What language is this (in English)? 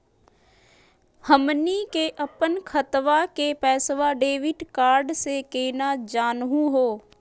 Magahi